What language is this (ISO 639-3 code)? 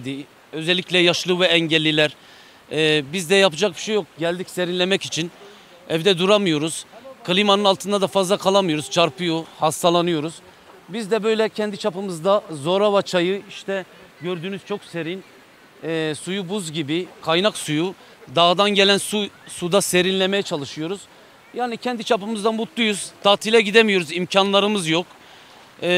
tur